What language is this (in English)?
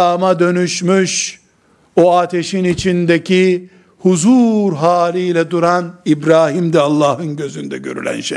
Turkish